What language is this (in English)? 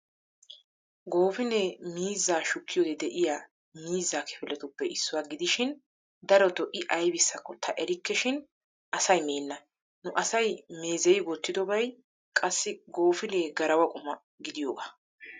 Wolaytta